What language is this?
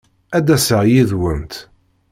Kabyle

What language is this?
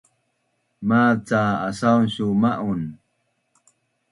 Bunun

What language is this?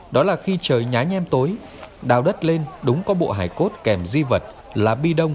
Vietnamese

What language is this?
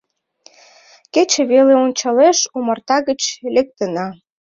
Mari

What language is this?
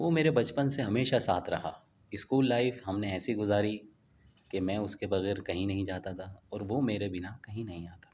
Urdu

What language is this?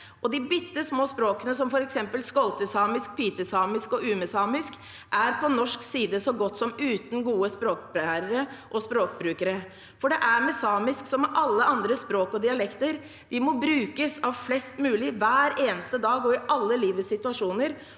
Norwegian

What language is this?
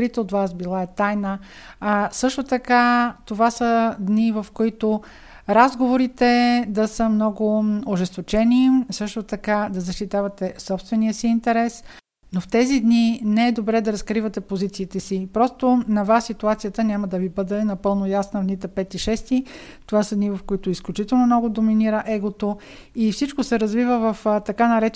Bulgarian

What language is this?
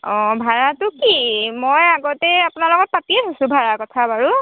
Assamese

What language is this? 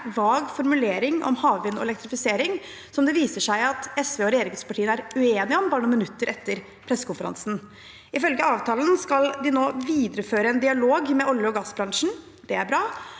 Norwegian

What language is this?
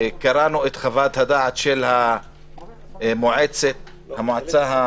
Hebrew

